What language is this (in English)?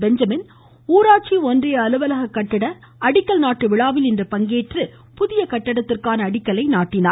Tamil